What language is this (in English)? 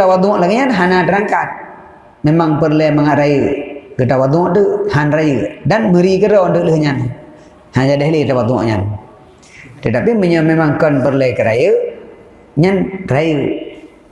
Malay